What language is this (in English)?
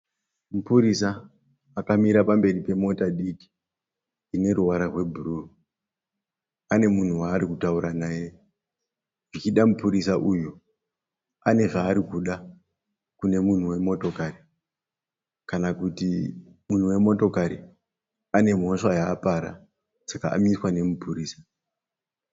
Shona